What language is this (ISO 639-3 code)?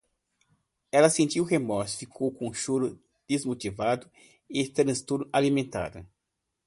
por